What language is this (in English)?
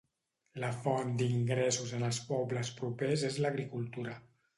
Catalan